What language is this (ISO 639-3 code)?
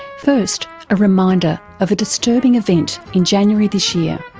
eng